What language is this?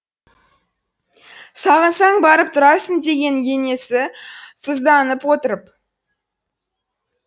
Kazakh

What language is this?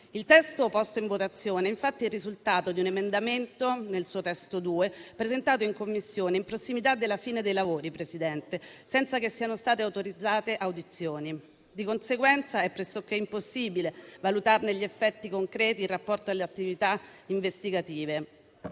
Italian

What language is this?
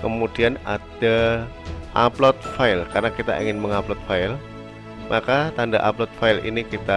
Indonesian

